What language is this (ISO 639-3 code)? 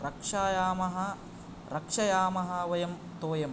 san